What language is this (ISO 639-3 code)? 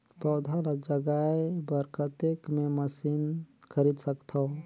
hne